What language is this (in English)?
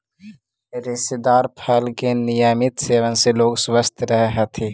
Magahi